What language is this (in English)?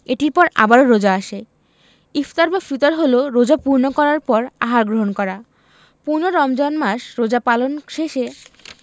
Bangla